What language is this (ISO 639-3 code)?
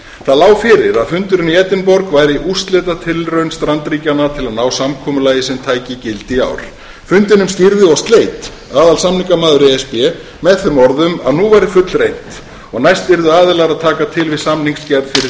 isl